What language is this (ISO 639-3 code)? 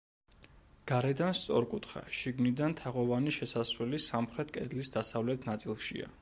kat